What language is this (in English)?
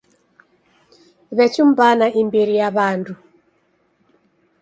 Taita